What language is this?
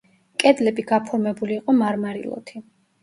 Georgian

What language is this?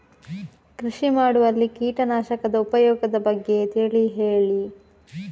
Kannada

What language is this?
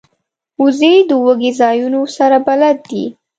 Pashto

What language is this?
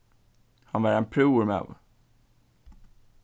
Faroese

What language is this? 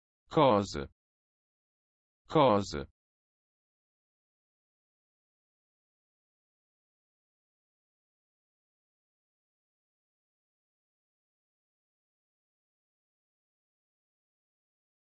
Italian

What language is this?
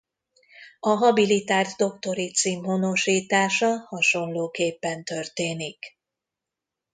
Hungarian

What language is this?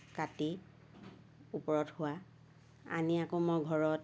Assamese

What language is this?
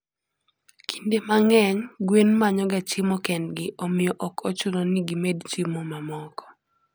Luo (Kenya and Tanzania)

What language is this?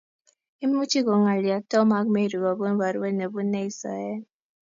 Kalenjin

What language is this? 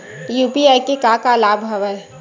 Chhattisgarhi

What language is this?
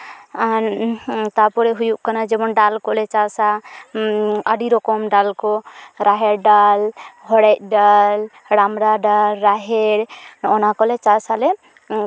Santali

